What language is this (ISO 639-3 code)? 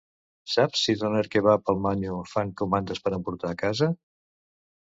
cat